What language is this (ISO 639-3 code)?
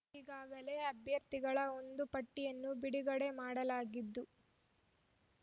kan